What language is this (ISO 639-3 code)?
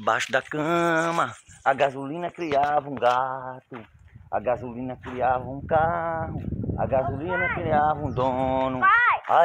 por